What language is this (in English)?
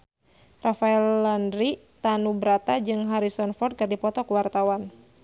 Sundanese